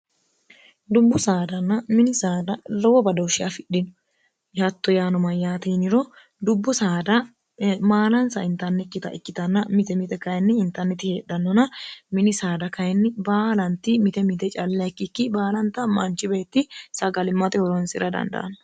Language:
Sidamo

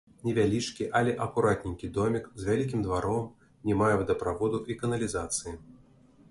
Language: Belarusian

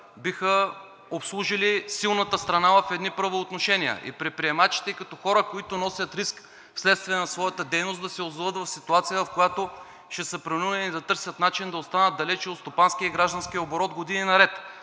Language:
Bulgarian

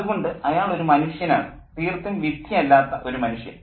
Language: Malayalam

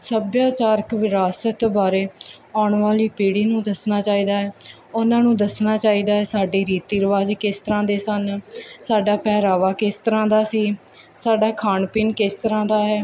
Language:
Punjabi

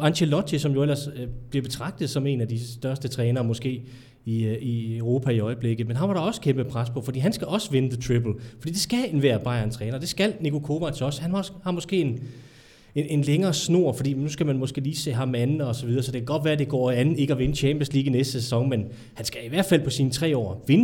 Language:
Danish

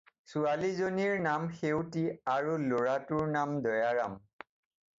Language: Assamese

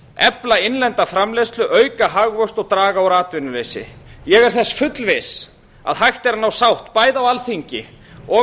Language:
Icelandic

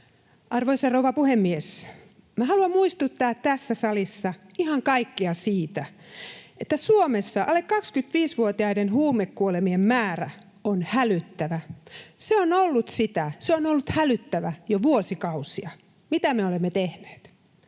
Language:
Finnish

